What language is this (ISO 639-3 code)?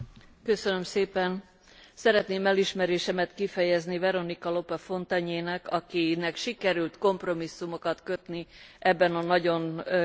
hun